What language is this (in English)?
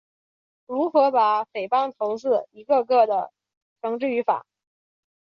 Chinese